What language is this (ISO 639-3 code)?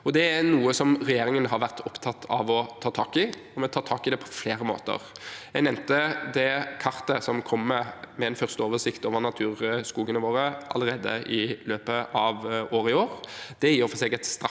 nor